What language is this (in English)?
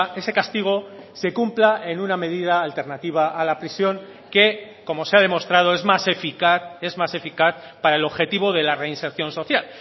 Spanish